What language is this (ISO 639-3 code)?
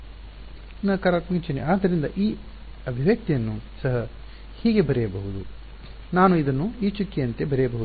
kan